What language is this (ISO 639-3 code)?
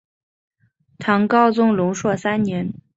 zho